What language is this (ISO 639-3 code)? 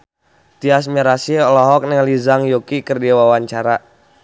sun